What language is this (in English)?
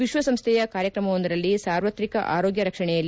Kannada